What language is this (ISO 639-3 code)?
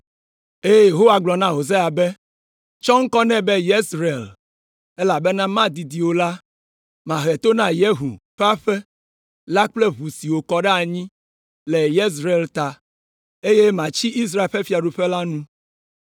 ewe